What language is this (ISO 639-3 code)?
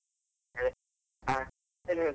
kan